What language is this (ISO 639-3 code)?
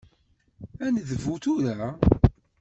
kab